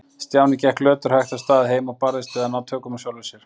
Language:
Icelandic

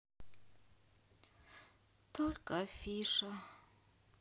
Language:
Russian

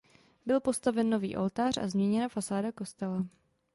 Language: Czech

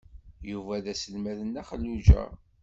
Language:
Kabyle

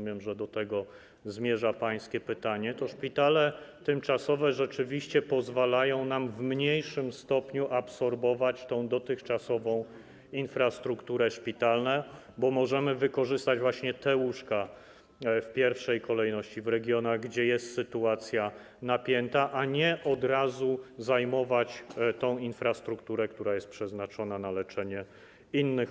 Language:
Polish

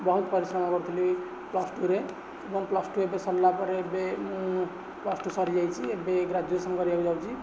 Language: Odia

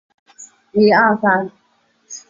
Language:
Chinese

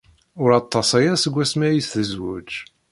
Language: Kabyle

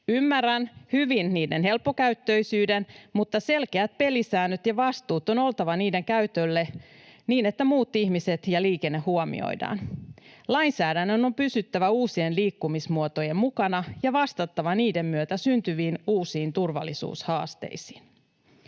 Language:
Finnish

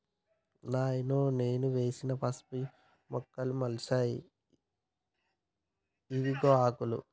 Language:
Telugu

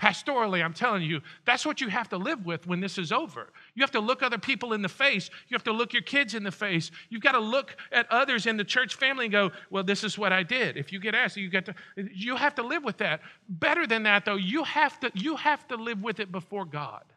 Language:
English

